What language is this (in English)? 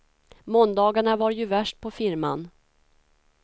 Swedish